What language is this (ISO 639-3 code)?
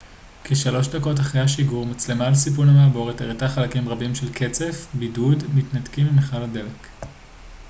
heb